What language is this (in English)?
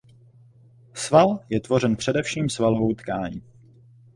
Czech